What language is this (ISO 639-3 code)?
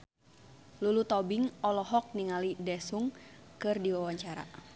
sun